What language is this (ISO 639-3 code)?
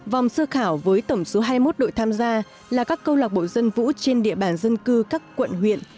vie